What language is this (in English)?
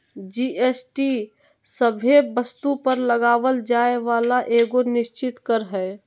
Magahi